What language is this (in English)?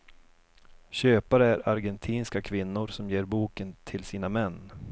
Swedish